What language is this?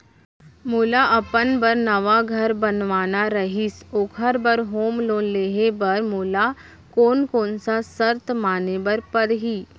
Chhattisgarhi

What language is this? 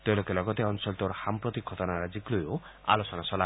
Assamese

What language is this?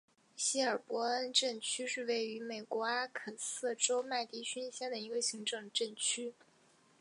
Chinese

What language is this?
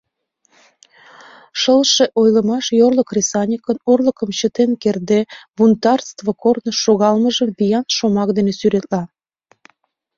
Mari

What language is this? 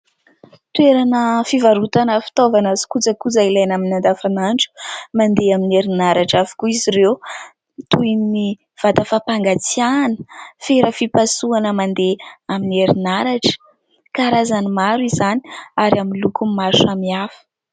Malagasy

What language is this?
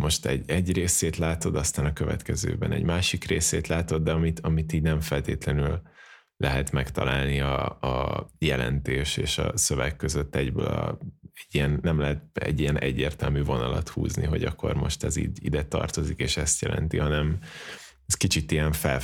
Hungarian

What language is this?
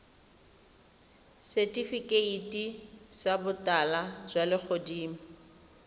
Tswana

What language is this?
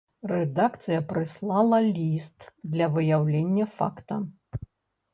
Belarusian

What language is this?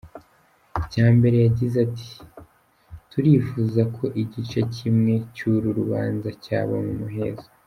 Kinyarwanda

